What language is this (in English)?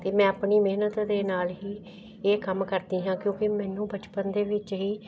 Punjabi